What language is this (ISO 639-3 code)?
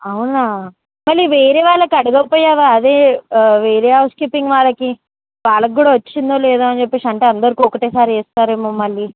tel